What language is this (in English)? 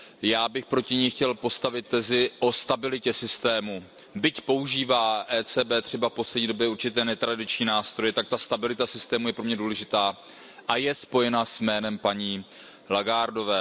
Czech